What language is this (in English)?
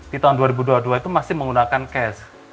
Indonesian